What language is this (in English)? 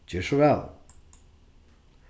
Faroese